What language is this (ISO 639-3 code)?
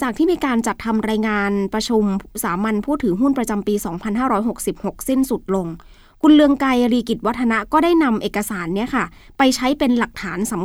tha